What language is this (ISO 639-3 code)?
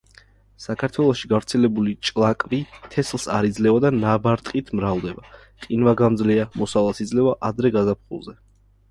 kat